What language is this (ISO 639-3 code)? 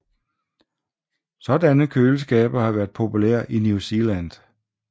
dan